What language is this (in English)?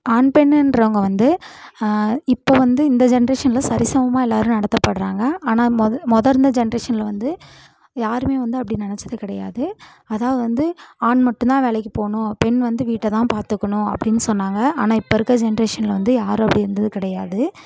Tamil